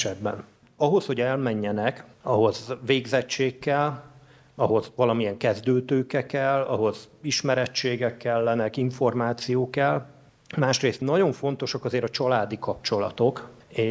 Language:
Hungarian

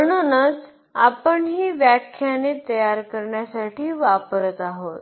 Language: Marathi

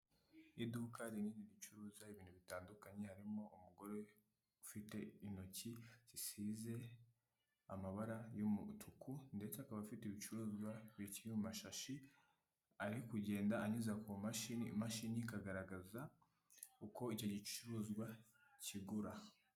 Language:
Kinyarwanda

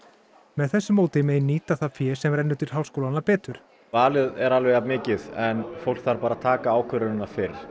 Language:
Icelandic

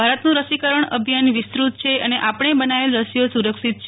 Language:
Gujarati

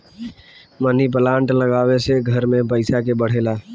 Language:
Bhojpuri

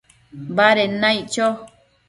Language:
Matsés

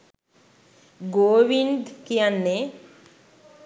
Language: Sinhala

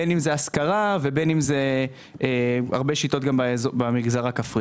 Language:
Hebrew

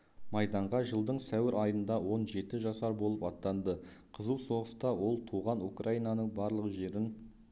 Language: Kazakh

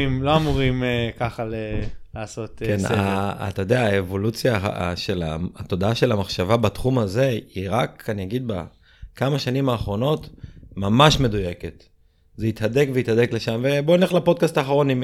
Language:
Hebrew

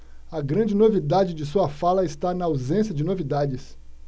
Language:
Portuguese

